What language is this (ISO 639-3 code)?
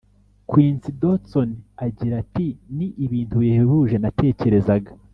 kin